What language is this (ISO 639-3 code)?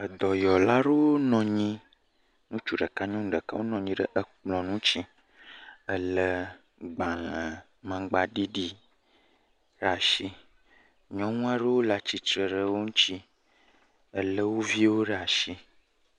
ewe